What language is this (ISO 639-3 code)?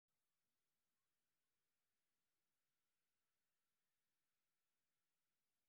som